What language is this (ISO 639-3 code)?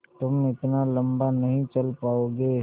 hin